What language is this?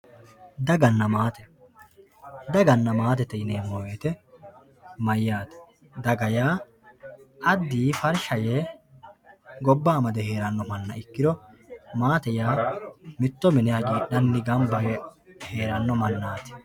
Sidamo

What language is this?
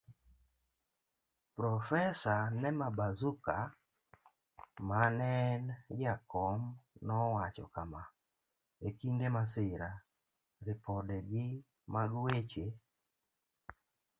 Luo (Kenya and Tanzania)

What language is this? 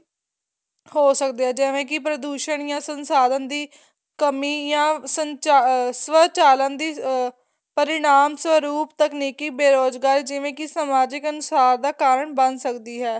Punjabi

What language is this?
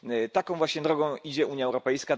Polish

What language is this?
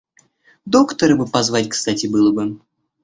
Russian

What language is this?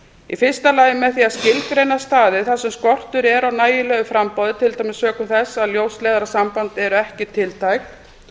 Icelandic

